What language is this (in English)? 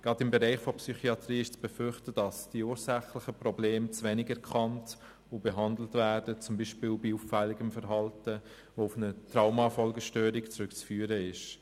Swiss German